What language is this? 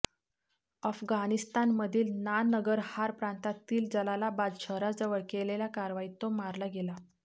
Marathi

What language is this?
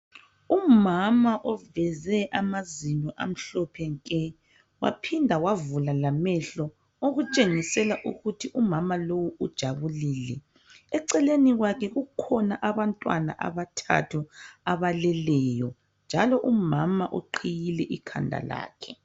North Ndebele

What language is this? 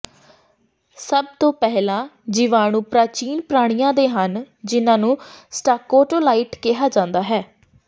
Punjabi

